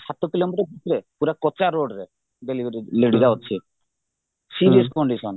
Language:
Odia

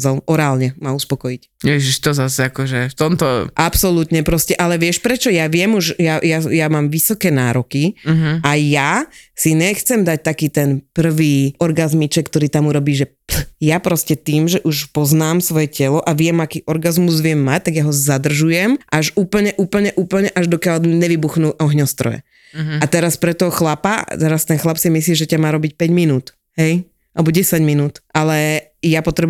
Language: Slovak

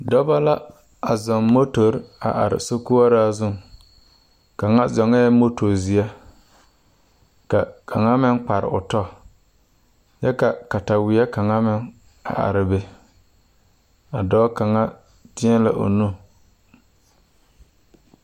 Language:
Southern Dagaare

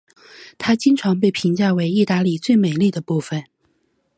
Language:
Chinese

